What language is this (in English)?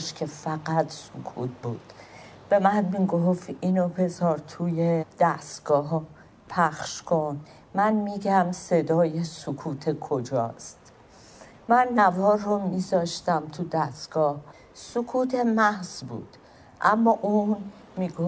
Persian